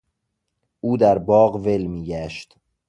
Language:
Persian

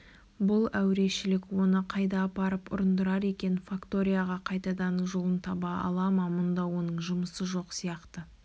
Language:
Kazakh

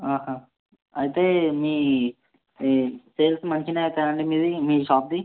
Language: Telugu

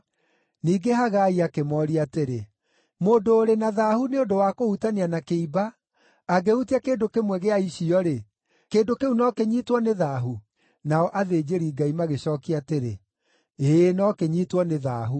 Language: Kikuyu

